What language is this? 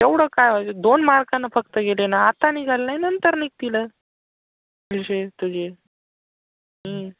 Marathi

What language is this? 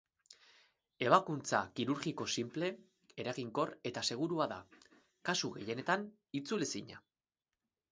Basque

